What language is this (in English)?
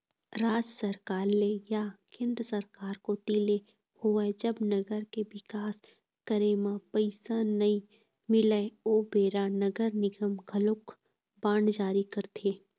Chhattisgarhi